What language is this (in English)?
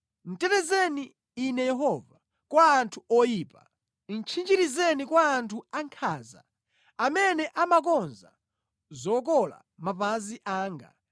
Nyanja